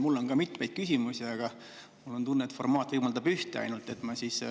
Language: Estonian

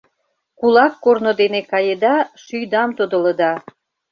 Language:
Mari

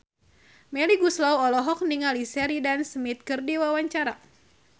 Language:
Sundanese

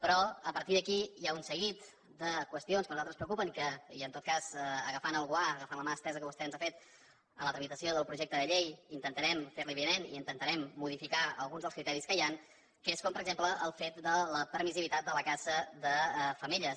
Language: Catalan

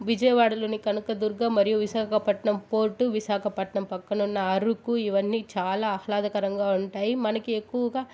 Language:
Telugu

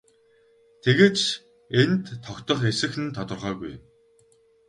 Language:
Mongolian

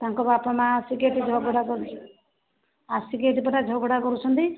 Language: Odia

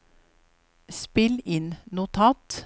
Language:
Norwegian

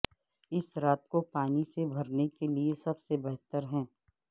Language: Urdu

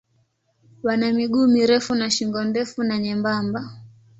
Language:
Swahili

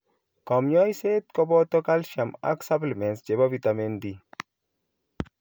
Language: Kalenjin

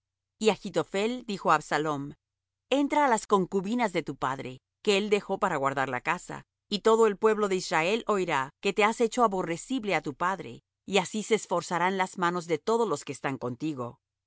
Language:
Spanish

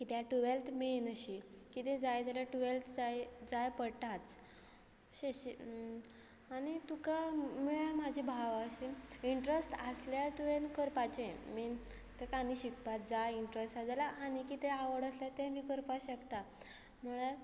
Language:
Konkani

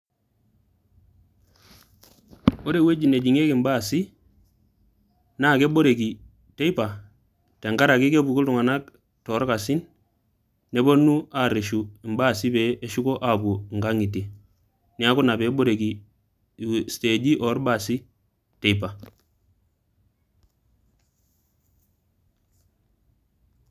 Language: Masai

